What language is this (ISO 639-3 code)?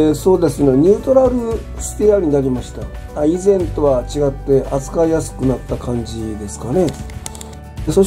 jpn